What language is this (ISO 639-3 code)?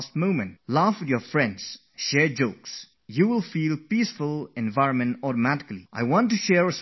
eng